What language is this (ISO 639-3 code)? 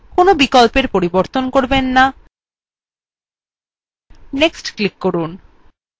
ben